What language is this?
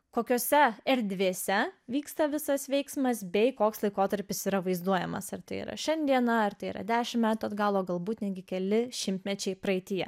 Lithuanian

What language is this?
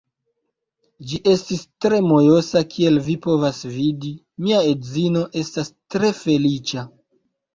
Esperanto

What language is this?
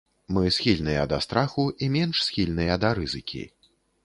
Belarusian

